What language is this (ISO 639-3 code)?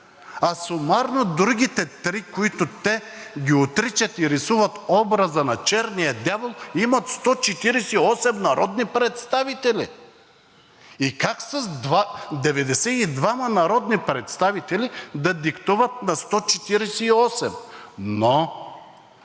bul